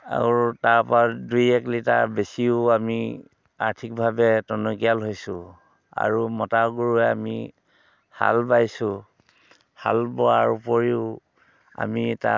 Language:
Assamese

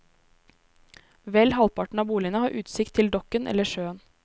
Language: Norwegian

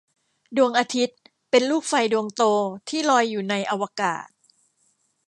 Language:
Thai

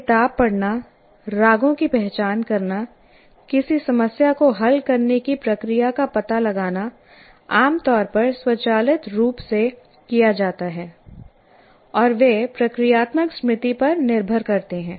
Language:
Hindi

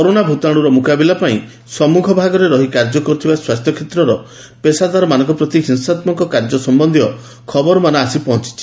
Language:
Odia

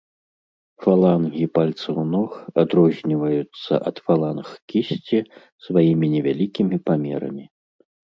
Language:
Belarusian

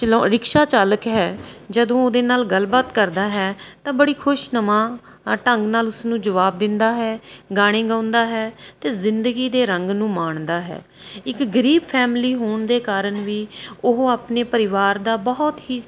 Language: Punjabi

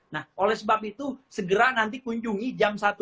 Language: Indonesian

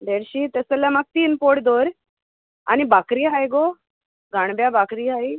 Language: Konkani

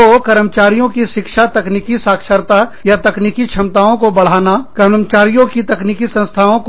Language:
Hindi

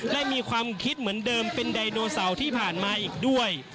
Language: Thai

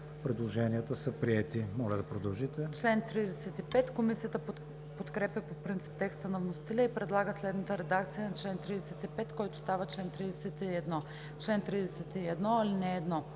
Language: Bulgarian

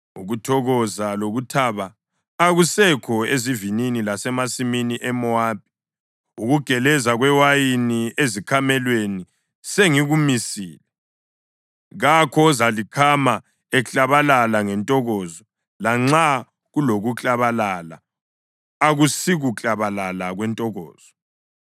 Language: North Ndebele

